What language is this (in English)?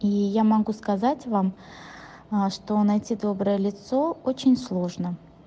Russian